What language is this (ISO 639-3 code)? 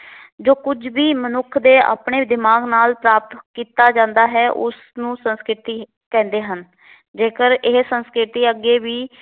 pan